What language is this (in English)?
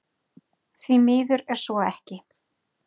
Icelandic